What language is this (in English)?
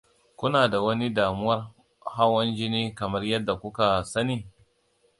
Hausa